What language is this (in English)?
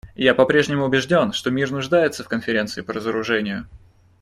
Russian